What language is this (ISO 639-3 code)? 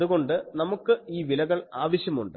mal